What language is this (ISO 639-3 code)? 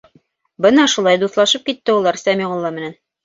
bak